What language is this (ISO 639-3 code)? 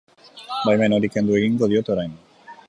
eus